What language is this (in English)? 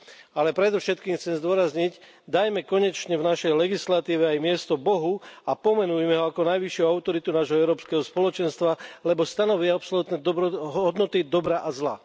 Slovak